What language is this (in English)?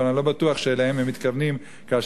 Hebrew